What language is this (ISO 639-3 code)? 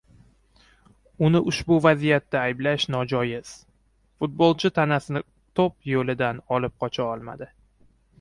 uzb